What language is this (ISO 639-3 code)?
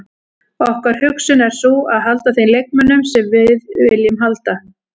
isl